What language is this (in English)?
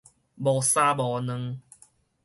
Min Nan Chinese